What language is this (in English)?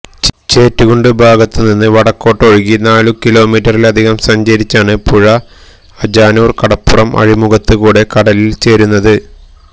Malayalam